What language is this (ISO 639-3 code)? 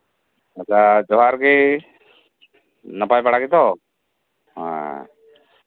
sat